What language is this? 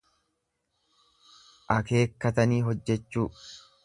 Oromo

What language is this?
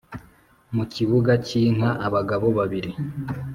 Kinyarwanda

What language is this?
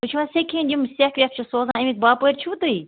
Kashmiri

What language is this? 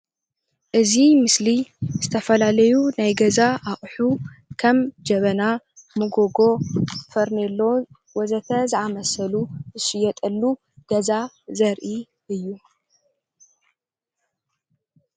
Tigrinya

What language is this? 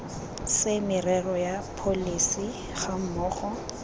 Tswana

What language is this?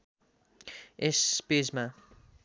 Nepali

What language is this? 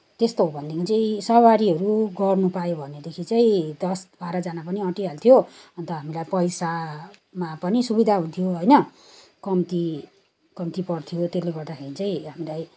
Nepali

